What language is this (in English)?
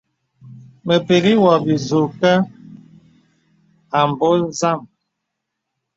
Bebele